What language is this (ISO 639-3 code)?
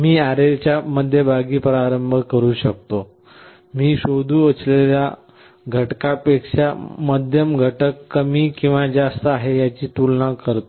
mar